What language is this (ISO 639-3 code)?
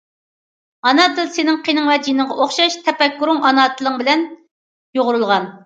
uig